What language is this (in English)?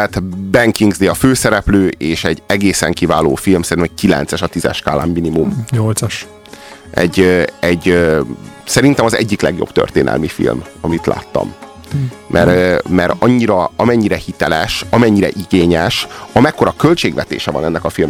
Hungarian